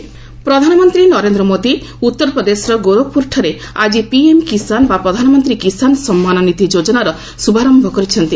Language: Odia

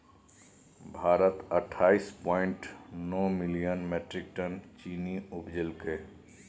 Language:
Maithili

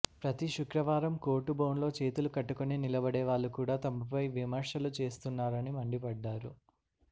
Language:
Telugu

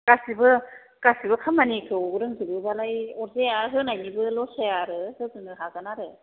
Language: Bodo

